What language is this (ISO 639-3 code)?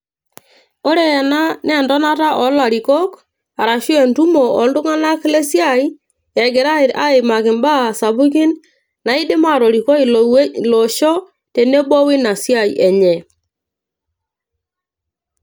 mas